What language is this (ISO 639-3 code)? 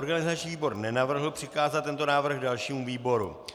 ces